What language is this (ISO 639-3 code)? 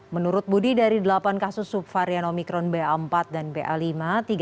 ind